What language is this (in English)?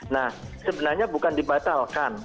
Indonesian